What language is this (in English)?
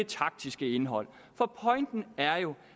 Danish